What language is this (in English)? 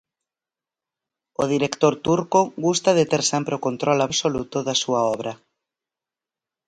Galician